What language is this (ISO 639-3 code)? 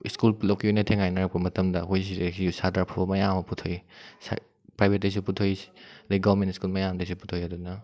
mni